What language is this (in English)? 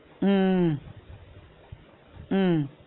Tamil